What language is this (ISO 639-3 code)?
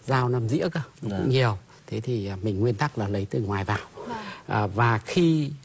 vie